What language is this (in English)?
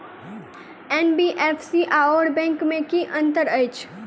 Maithili